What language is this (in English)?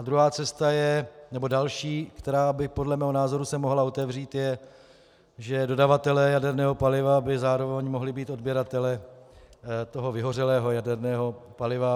Czech